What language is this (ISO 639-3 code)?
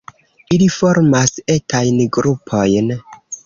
epo